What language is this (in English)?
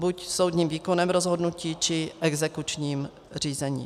Czech